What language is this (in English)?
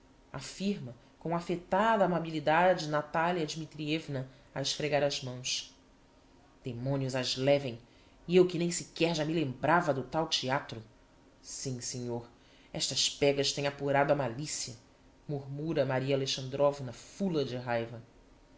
Portuguese